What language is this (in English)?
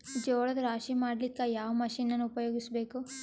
Kannada